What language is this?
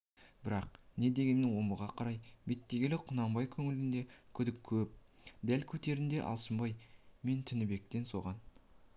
Kazakh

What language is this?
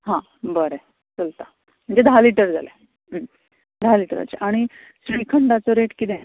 Konkani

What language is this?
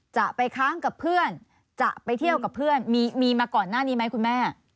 Thai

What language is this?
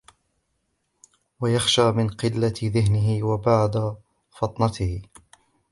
Arabic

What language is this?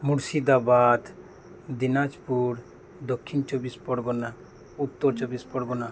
Santali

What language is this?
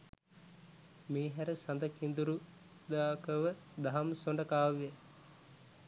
Sinhala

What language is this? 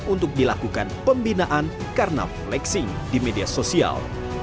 Indonesian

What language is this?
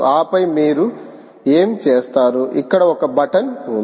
Telugu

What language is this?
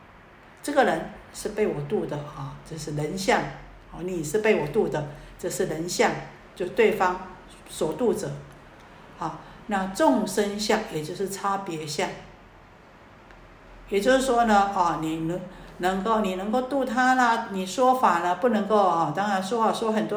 Chinese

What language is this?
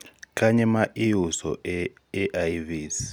Luo (Kenya and Tanzania)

